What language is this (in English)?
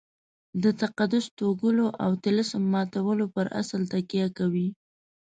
Pashto